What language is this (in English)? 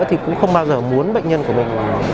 Vietnamese